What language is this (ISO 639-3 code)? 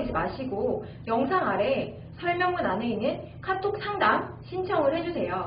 kor